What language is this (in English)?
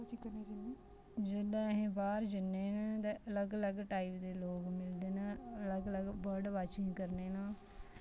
Dogri